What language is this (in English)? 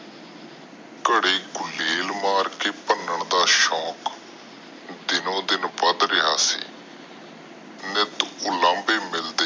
Punjabi